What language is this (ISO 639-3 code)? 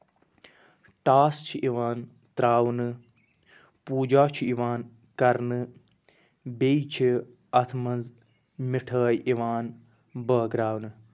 kas